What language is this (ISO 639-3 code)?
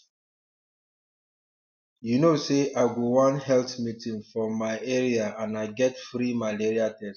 pcm